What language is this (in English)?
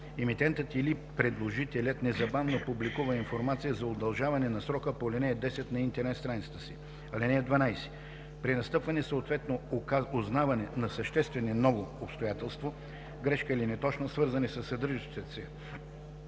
Bulgarian